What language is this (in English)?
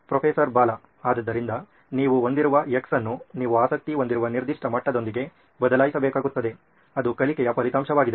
Kannada